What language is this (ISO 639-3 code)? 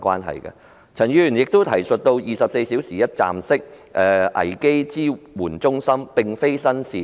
yue